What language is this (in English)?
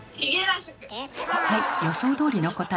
Japanese